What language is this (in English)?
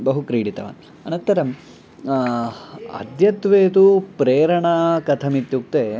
Sanskrit